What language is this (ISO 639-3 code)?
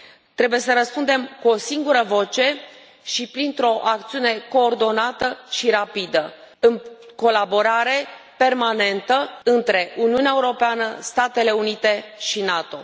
ron